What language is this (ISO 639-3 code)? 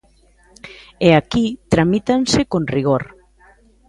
glg